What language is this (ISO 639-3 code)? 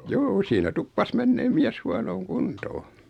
fin